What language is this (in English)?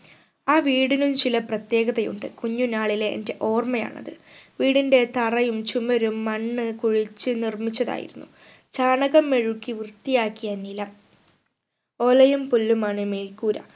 Malayalam